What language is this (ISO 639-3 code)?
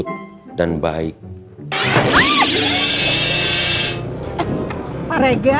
ind